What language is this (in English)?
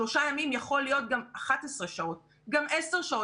Hebrew